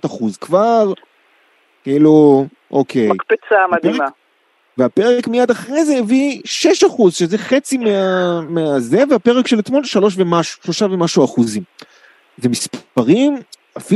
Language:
Hebrew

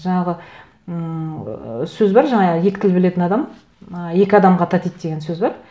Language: Kazakh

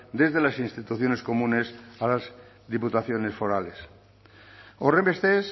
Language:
Spanish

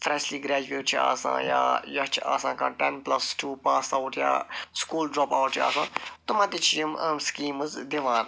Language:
Kashmiri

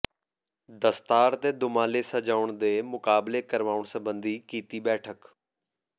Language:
Punjabi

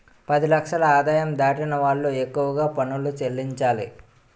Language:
Telugu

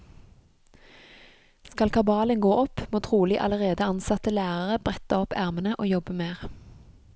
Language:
Norwegian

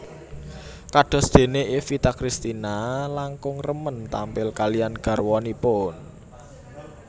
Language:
Javanese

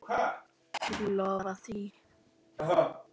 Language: Icelandic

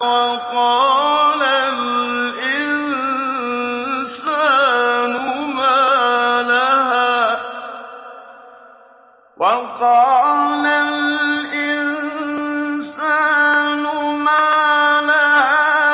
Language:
Arabic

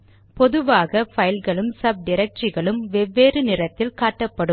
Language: Tamil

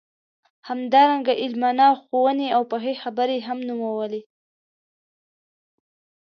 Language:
Pashto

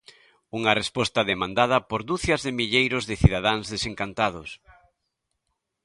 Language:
Galician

